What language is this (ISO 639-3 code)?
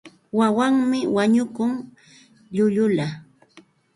qxt